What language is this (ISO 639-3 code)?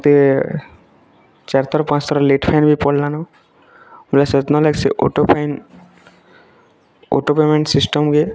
ori